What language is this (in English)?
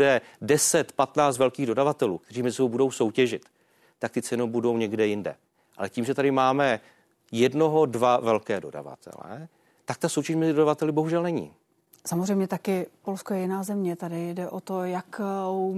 Czech